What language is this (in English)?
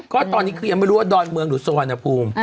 Thai